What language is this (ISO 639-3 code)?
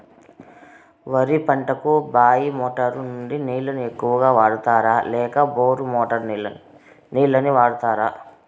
tel